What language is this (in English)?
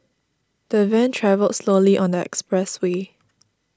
English